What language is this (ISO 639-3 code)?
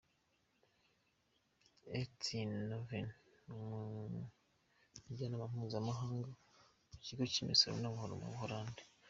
kin